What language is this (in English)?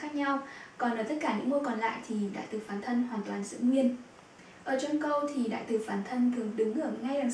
Vietnamese